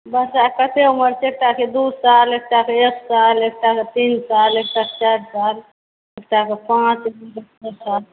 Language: Maithili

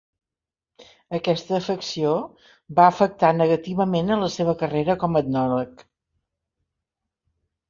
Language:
Catalan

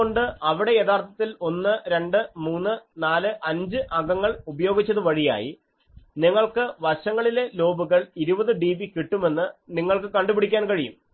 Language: Malayalam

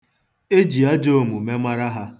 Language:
Igbo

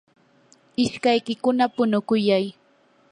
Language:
Yanahuanca Pasco Quechua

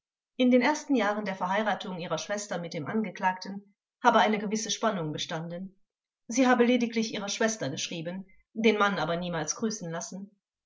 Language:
German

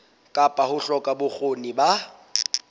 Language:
Southern Sotho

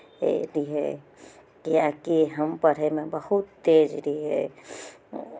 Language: Maithili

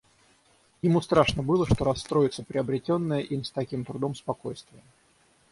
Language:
Russian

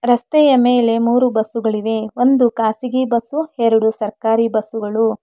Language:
Kannada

